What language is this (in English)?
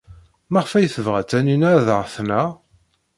Kabyle